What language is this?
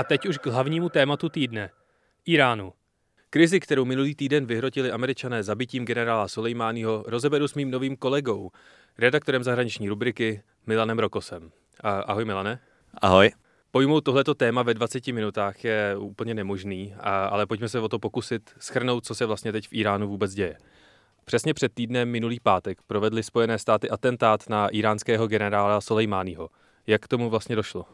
Czech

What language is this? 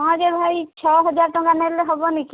Odia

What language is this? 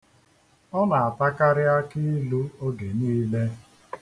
Igbo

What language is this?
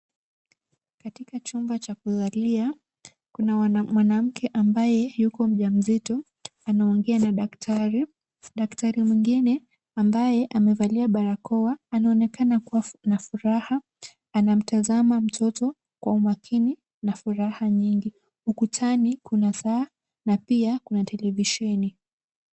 Swahili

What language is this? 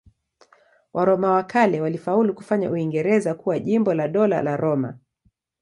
Swahili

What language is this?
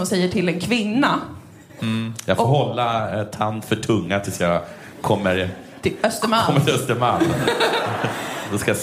Swedish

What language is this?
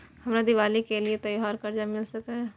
Maithili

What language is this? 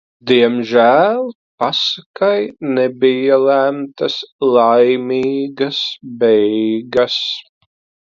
Latvian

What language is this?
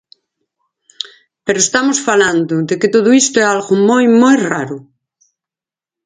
Galician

